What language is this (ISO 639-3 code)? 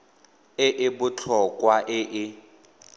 tsn